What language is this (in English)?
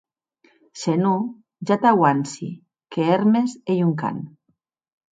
Occitan